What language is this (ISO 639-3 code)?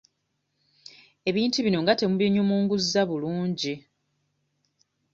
lug